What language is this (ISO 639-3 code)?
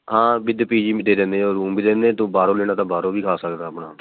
pan